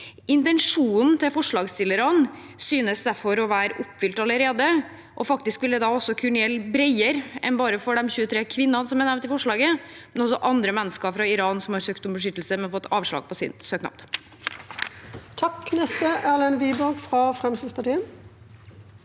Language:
Norwegian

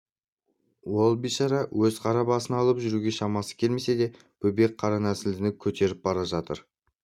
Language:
Kazakh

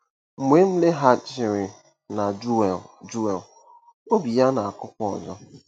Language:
Igbo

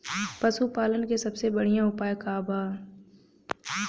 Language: Bhojpuri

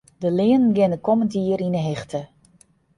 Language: Western Frisian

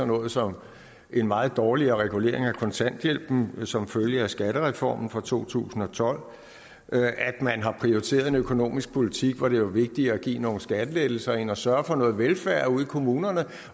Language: Danish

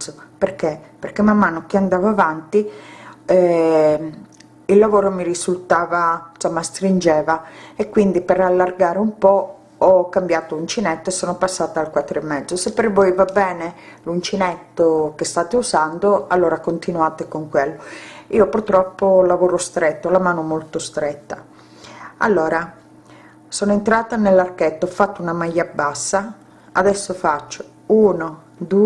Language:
Italian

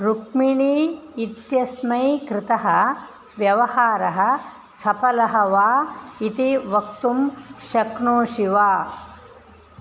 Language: Sanskrit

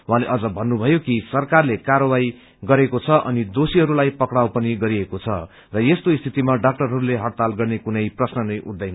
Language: Nepali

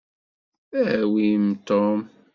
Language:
Kabyle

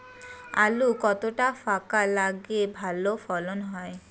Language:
Bangla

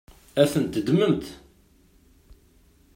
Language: Kabyle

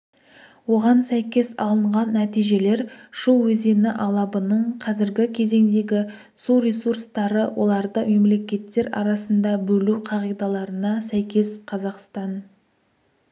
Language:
Kazakh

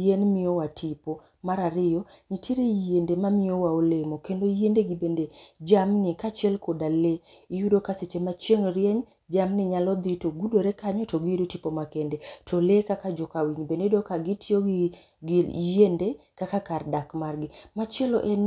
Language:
Luo (Kenya and Tanzania)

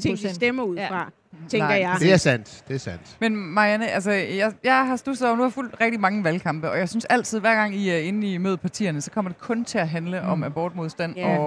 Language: Danish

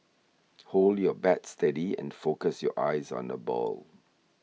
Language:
English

